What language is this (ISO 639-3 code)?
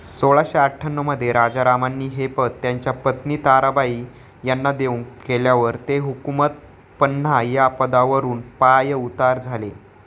mar